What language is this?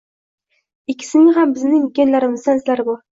Uzbek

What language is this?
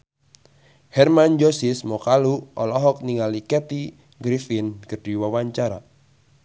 Sundanese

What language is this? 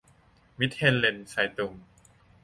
Thai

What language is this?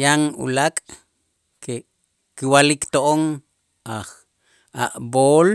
Itzá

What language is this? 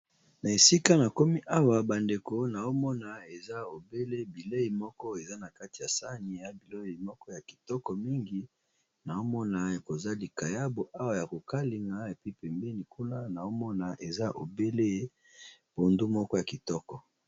Lingala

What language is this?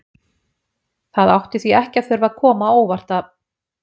Icelandic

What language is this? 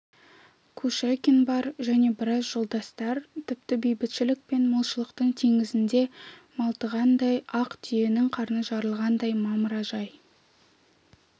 Kazakh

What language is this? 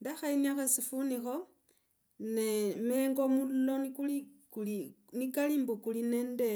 Logooli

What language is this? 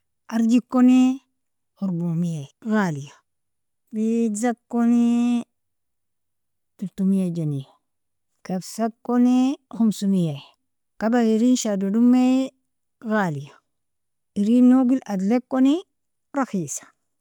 Nobiin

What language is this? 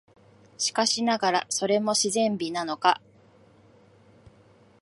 Japanese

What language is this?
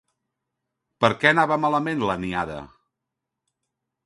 Catalan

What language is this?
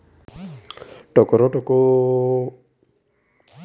Kannada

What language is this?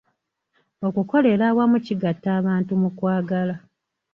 Ganda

